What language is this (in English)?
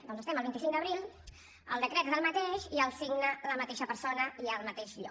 Catalan